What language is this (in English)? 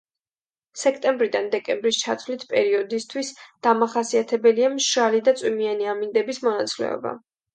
Georgian